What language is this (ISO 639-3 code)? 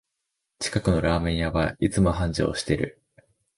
jpn